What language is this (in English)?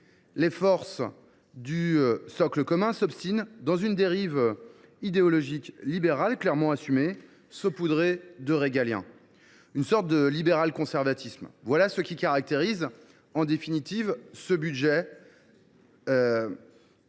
French